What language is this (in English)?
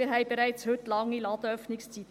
Swiss German